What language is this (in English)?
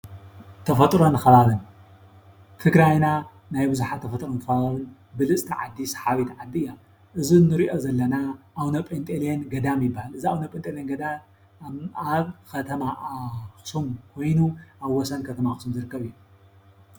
Tigrinya